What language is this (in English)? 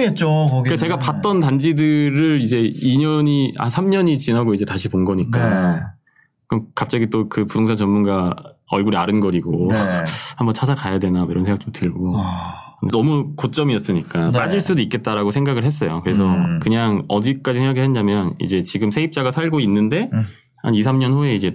Korean